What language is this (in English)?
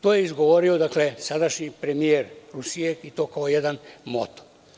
Serbian